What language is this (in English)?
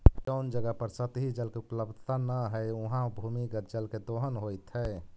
Magahi